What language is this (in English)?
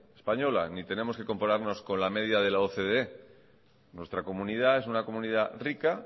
Spanish